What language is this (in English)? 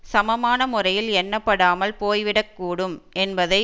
Tamil